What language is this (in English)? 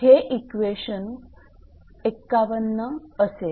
Marathi